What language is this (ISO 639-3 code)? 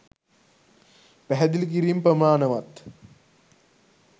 sin